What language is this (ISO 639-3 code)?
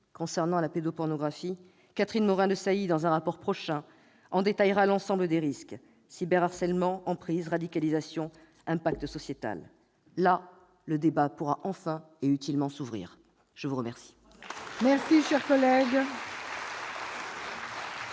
fra